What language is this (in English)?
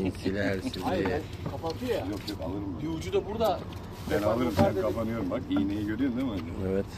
Turkish